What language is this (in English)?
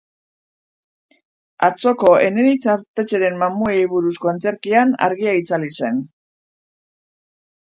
Basque